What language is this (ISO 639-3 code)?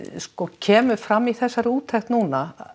isl